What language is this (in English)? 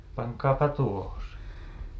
Finnish